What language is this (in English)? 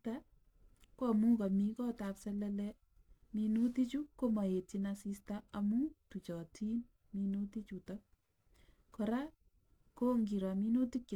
Kalenjin